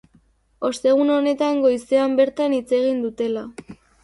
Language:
Basque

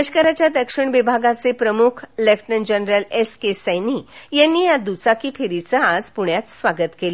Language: Marathi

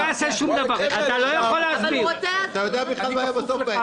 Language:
Hebrew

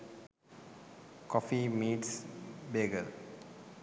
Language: Sinhala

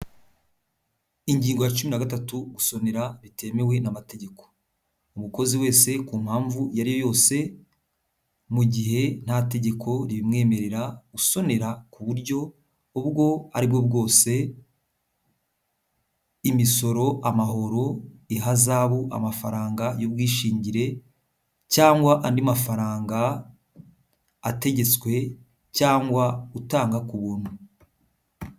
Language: Kinyarwanda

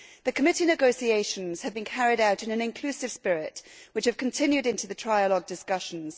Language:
English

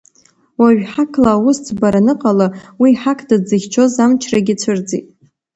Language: Abkhazian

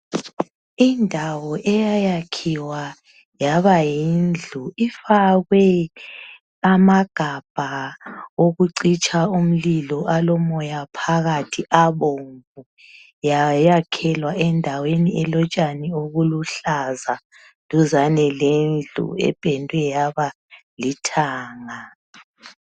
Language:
North Ndebele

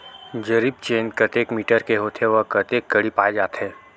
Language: Chhattisgarhi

